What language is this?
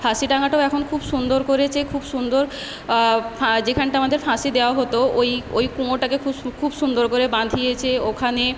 Bangla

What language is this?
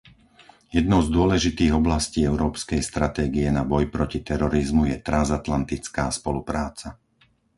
Slovak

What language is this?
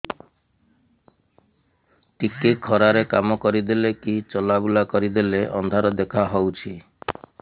Odia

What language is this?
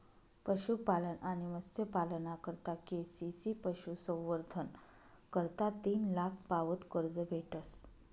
Marathi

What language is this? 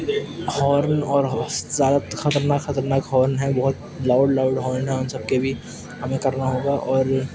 Urdu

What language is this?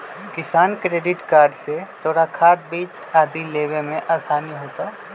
Magahi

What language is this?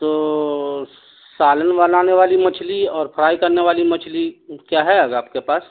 Urdu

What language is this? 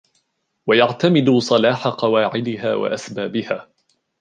Arabic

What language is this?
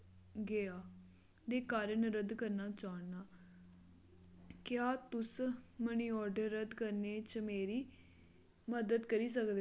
Dogri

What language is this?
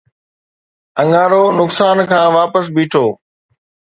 Sindhi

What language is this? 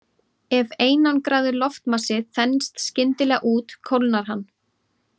Icelandic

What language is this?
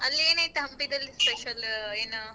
Kannada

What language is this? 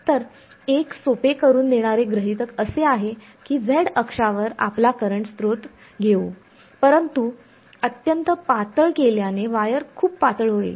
Marathi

